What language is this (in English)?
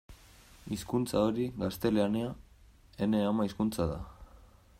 Basque